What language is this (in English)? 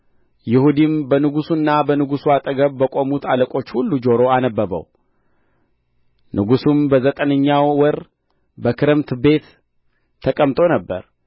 Amharic